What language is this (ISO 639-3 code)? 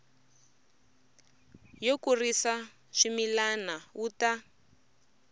tso